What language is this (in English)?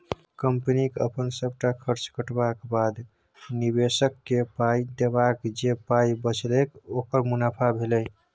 Maithili